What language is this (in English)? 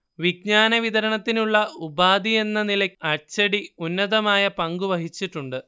Malayalam